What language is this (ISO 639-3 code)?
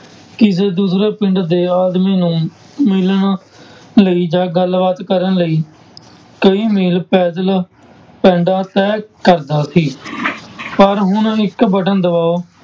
pan